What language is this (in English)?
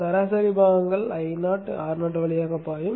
Tamil